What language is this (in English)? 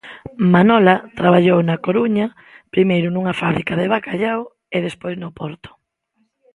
Galician